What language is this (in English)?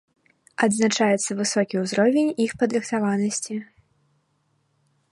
Belarusian